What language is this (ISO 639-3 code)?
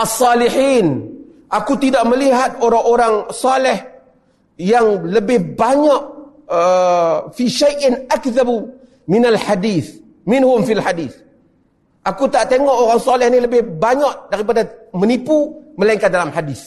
msa